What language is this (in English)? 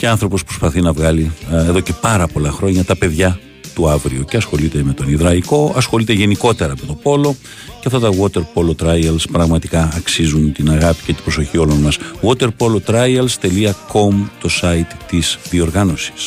Greek